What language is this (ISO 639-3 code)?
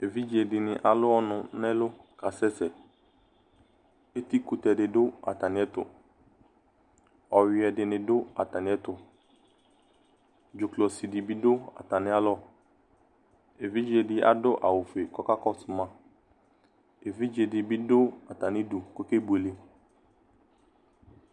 kpo